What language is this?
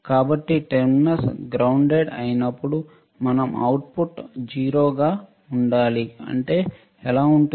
Telugu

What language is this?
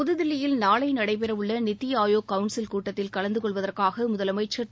Tamil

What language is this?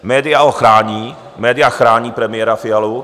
Czech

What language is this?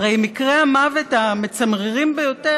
Hebrew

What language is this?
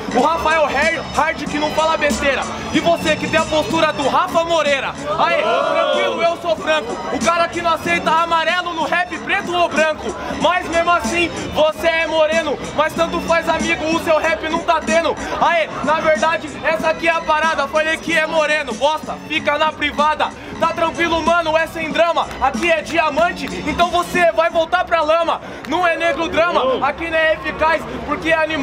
Portuguese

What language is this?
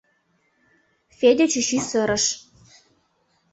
Mari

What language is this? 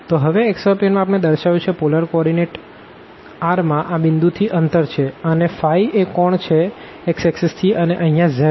Gujarati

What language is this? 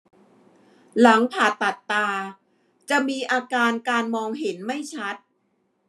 Thai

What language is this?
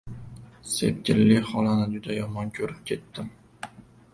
Uzbek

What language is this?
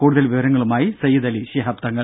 Malayalam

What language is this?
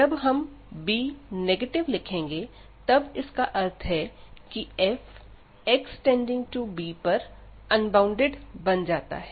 Hindi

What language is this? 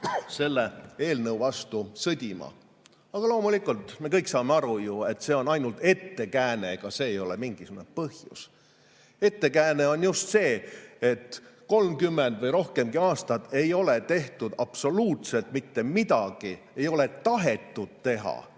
Estonian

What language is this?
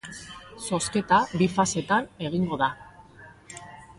Basque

